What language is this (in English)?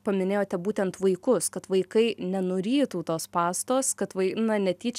Lithuanian